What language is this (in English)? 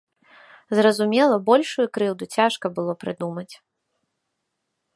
Belarusian